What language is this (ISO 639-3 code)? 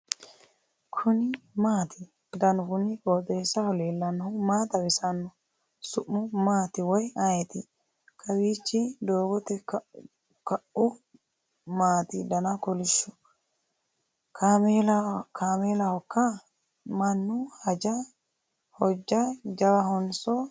sid